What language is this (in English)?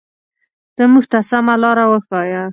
Pashto